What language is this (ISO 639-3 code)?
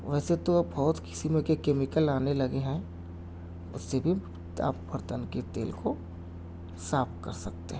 urd